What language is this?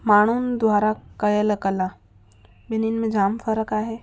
Sindhi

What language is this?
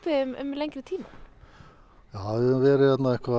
Icelandic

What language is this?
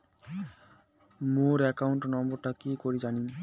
Bangla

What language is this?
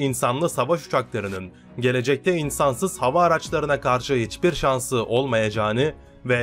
Turkish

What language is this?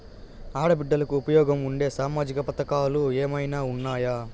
Telugu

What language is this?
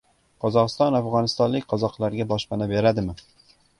Uzbek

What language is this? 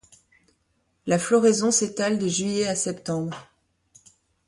French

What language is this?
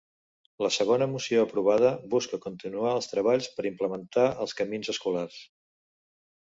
Catalan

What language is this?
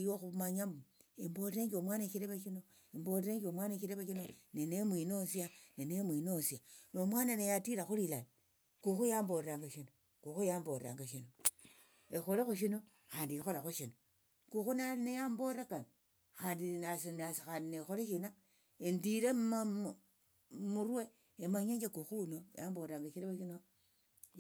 Tsotso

